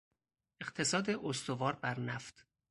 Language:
Persian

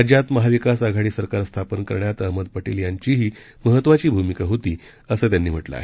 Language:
Marathi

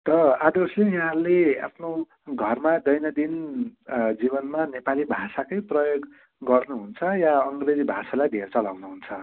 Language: Nepali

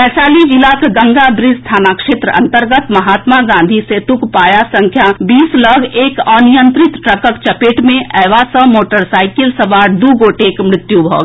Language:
Maithili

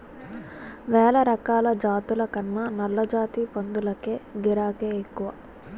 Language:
Telugu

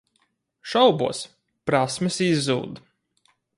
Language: Latvian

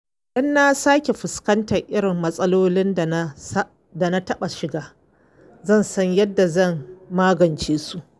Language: Hausa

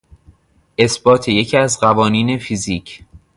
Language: Persian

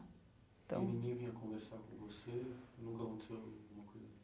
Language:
Portuguese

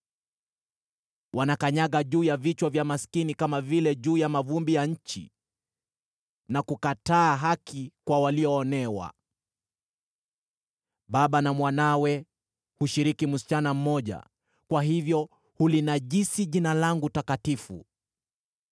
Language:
Swahili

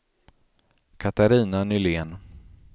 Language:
Swedish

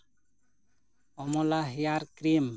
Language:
Santali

